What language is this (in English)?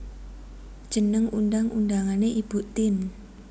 Javanese